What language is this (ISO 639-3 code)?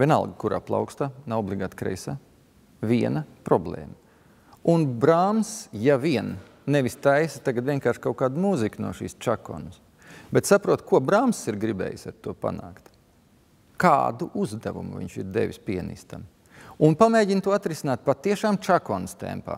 lav